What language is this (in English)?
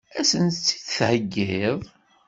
Kabyle